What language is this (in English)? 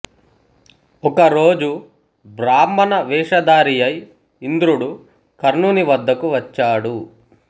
Telugu